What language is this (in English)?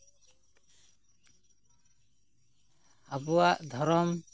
Santali